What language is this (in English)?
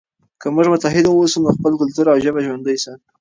Pashto